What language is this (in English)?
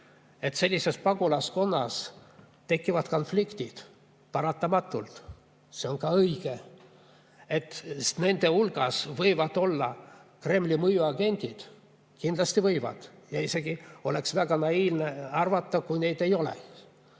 Estonian